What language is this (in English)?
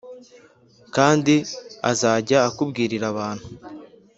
Kinyarwanda